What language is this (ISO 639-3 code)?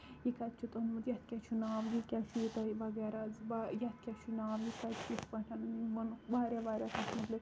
kas